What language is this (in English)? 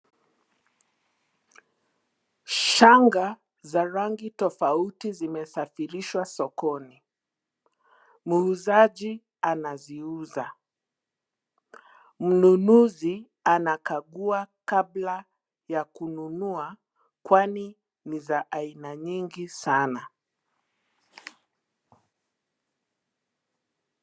Swahili